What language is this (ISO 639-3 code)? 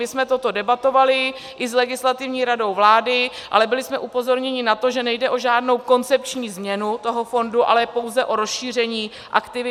ces